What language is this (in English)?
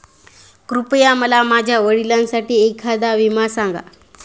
Marathi